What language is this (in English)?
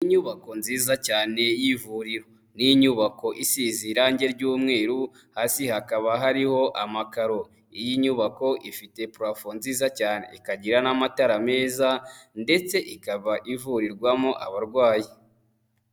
Kinyarwanda